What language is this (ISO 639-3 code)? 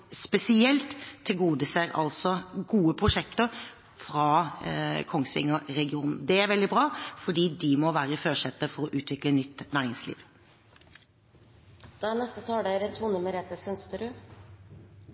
nob